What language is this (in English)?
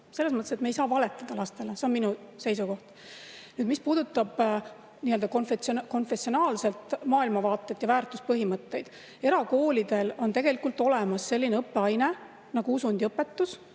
Estonian